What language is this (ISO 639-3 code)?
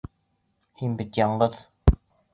bak